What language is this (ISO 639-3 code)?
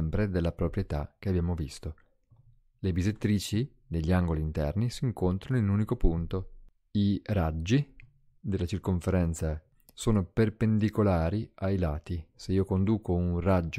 ita